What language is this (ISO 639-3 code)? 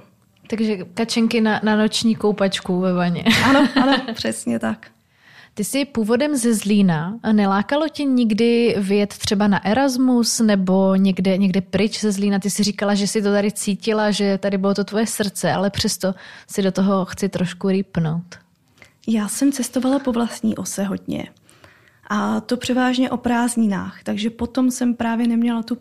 ces